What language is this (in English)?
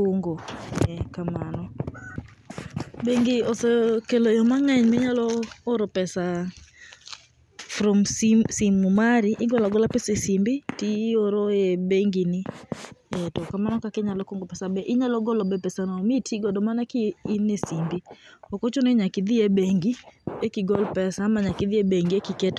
Luo (Kenya and Tanzania)